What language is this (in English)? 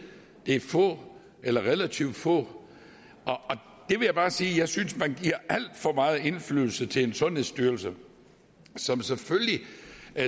Danish